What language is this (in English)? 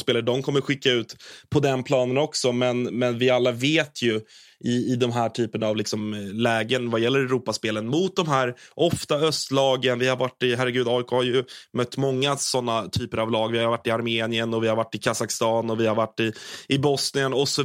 Swedish